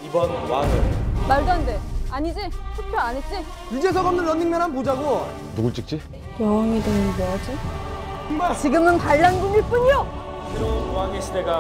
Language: Korean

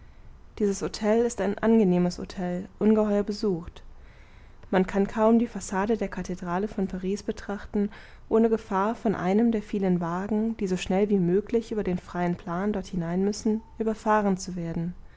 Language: German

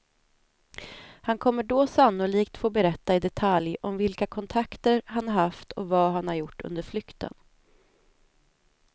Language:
Swedish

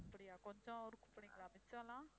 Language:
Tamil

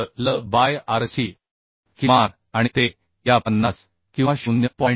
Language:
Marathi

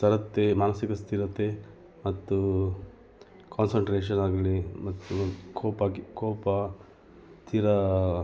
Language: Kannada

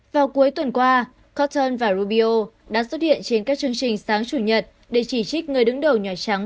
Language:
Vietnamese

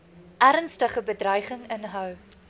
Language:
Afrikaans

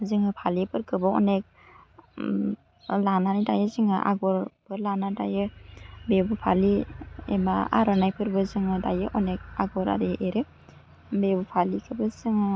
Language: Bodo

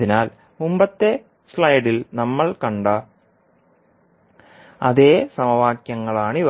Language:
Malayalam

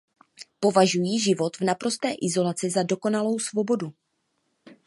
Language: Czech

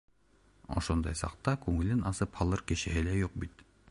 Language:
Bashkir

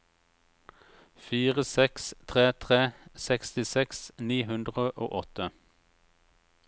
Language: Norwegian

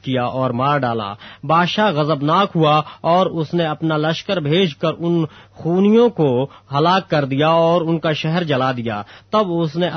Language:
Urdu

